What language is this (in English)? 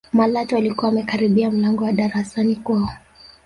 Swahili